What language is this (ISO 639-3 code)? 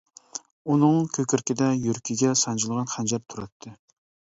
uig